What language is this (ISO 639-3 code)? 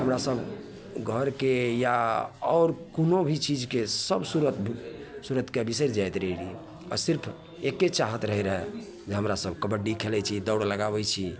mai